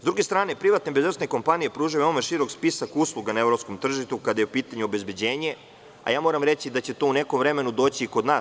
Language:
Serbian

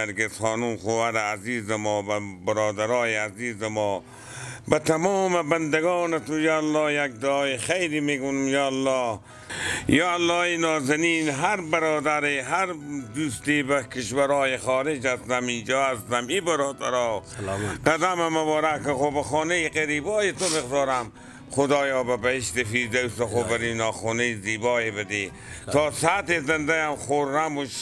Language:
Persian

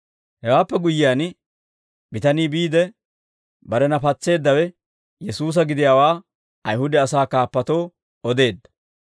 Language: Dawro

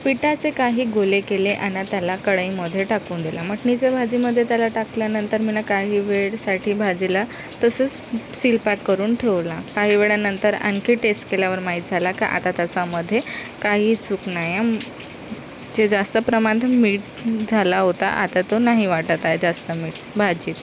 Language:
Marathi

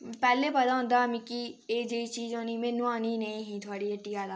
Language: Dogri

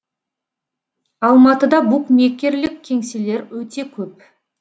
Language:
Kazakh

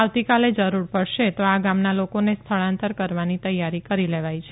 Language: Gujarati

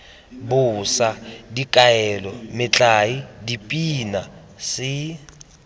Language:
Tswana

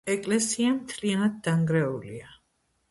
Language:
Georgian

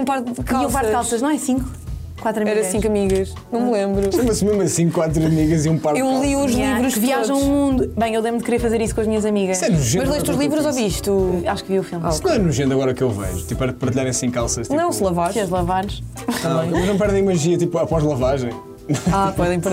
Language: Portuguese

